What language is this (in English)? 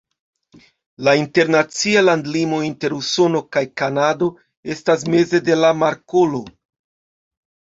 Esperanto